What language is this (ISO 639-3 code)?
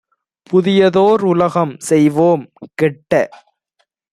tam